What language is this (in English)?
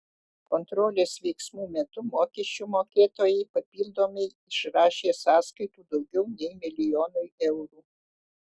Lithuanian